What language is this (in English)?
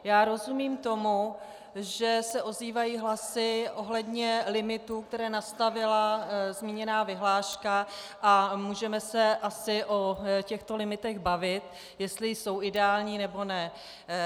Czech